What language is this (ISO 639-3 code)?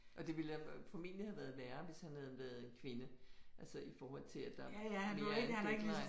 dan